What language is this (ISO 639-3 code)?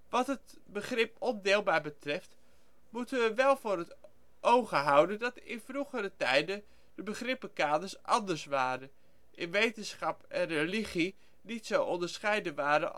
nld